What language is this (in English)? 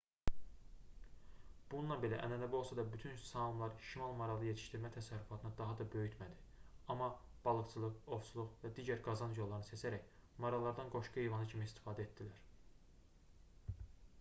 Azerbaijani